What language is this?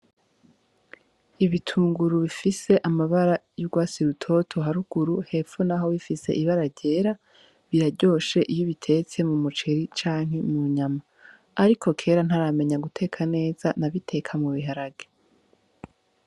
Rundi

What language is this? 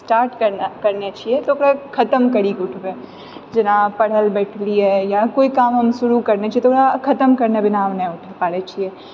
Maithili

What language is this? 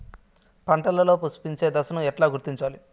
Telugu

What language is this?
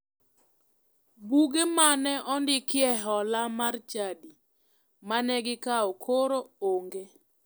Luo (Kenya and Tanzania)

